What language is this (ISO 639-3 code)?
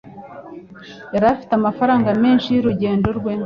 kin